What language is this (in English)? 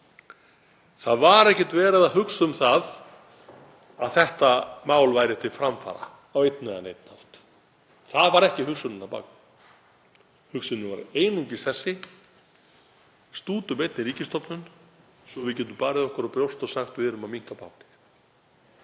Icelandic